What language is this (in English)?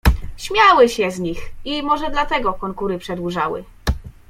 Polish